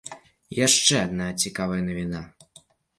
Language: Belarusian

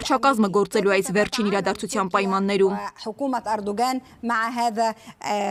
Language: Turkish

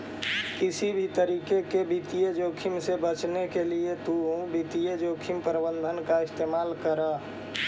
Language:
Magahi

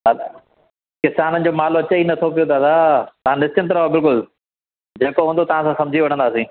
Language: Sindhi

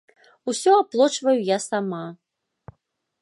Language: Belarusian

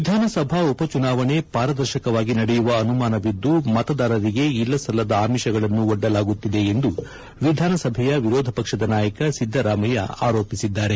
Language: Kannada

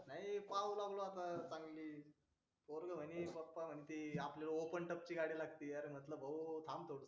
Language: Marathi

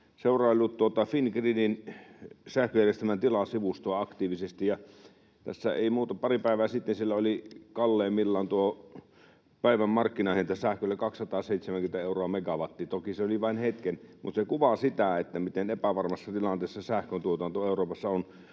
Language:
Finnish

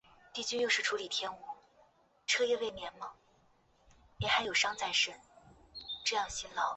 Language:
Chinese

